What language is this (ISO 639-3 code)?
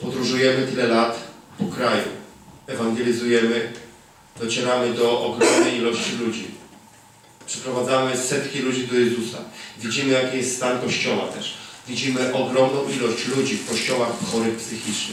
pol